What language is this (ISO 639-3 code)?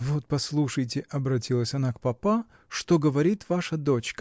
rus